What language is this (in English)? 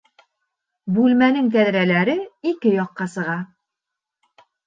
Bashkir